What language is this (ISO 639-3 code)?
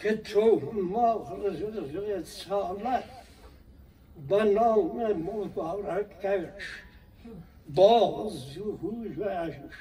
fas